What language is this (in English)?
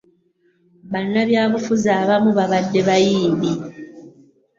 Ganda